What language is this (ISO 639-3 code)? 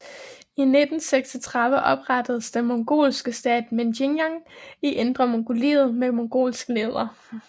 dan